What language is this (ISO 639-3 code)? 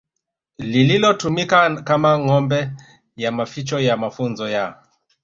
swa